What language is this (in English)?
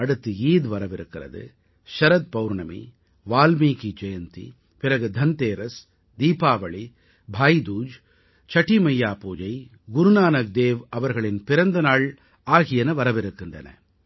Tamil